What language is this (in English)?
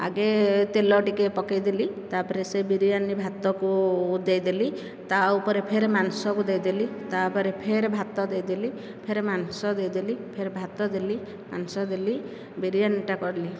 Odia